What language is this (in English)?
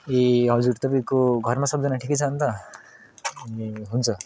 Nepali